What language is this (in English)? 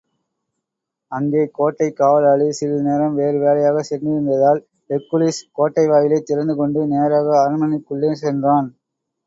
Tamil